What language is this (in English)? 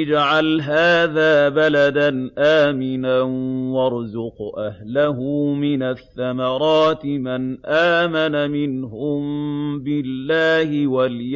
Arabic